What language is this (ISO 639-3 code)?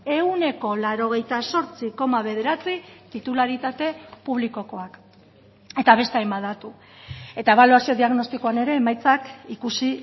eus